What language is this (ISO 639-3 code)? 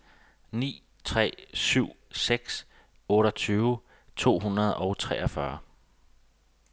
dan